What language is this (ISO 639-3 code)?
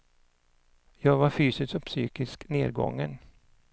swe